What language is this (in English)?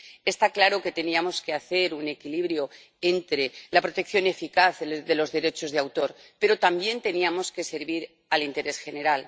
Spanish